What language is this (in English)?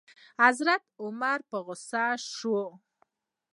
Pashto